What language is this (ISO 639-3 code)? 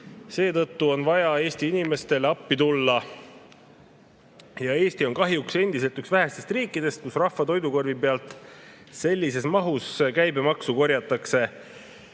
est